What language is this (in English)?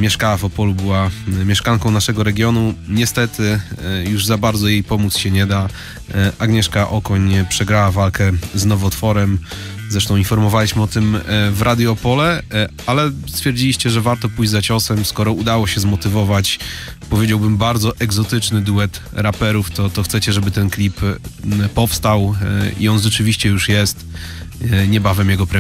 Polish